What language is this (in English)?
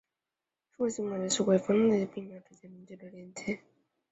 Chinese